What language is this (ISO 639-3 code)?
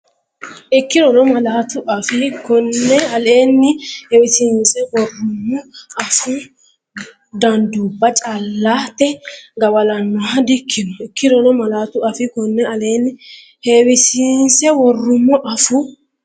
sid